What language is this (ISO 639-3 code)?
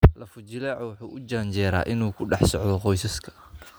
som